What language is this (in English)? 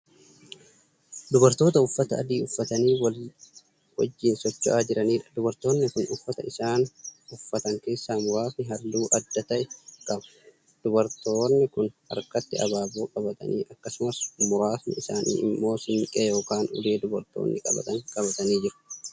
Oromo